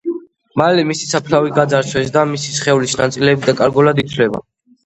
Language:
Georgian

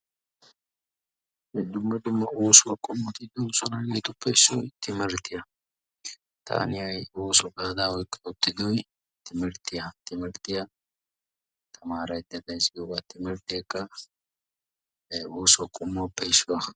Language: Wolaytta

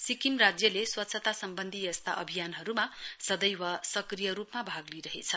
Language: Nepali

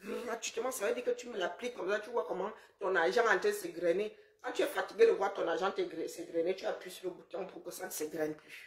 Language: French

